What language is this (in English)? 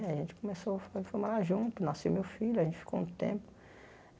Portuguese